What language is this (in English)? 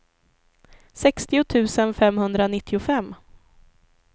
Swedish